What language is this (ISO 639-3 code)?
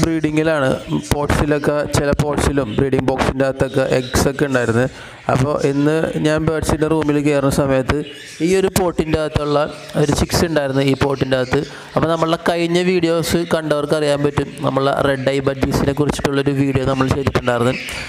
tur